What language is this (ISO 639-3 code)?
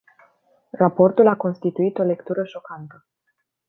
ron